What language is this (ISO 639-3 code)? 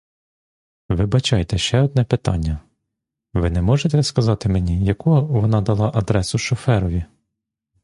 ukr